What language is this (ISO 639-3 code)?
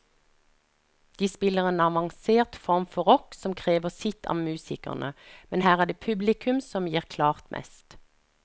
nor